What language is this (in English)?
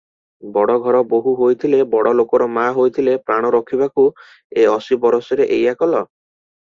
Odia